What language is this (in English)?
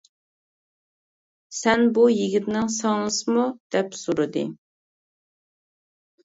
Uyghur